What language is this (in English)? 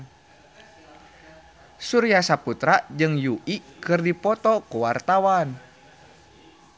Sundanese